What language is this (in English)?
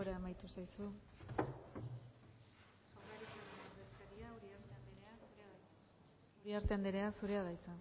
Basque